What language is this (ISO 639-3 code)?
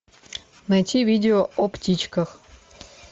rus